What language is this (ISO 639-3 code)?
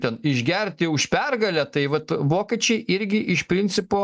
lit